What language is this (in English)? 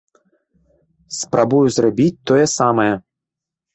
Belarusian